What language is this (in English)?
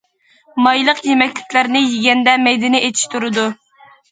Uyghur